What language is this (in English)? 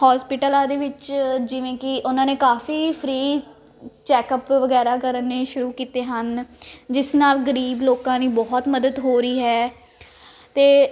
Punjabi